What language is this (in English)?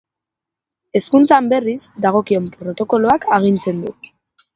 Basque